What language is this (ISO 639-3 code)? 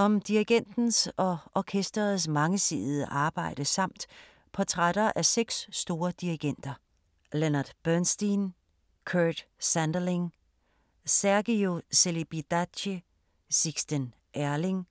dan